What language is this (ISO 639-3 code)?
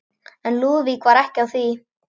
isl